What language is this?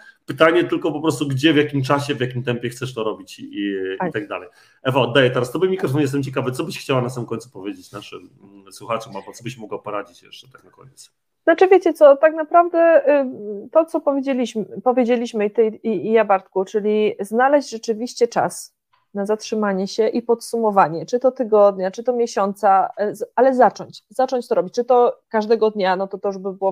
Polish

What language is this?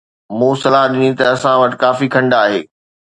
Sindhi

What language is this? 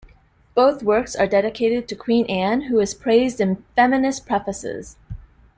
English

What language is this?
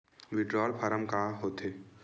Chhattisgarhi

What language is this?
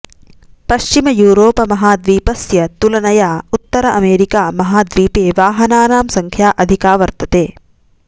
Sanskrit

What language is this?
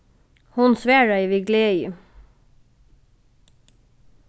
Faroese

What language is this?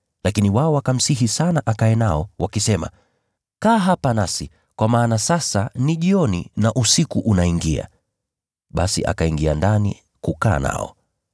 Swahili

